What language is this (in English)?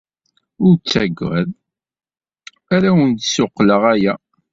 Kabyle